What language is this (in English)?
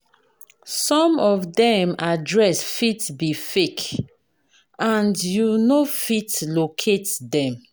Nigerian Pidgin